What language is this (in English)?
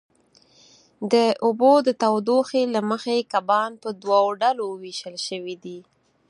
Pashto